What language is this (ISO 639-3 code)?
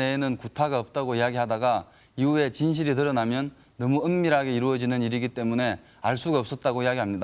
kor